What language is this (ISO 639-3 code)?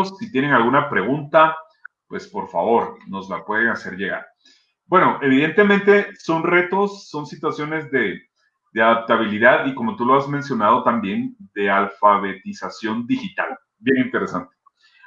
spa